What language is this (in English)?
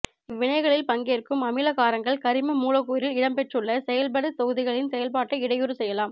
Tamil